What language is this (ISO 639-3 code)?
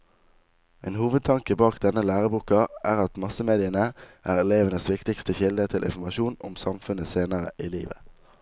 nor